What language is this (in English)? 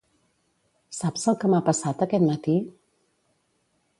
Catalan